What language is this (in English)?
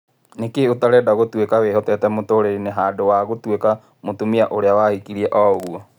Kikuyu